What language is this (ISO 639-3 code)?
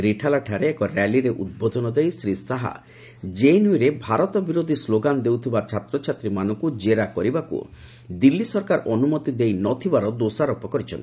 ori